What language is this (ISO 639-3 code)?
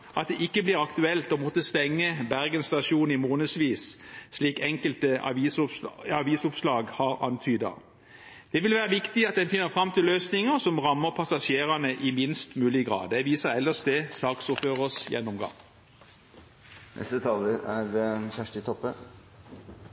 nor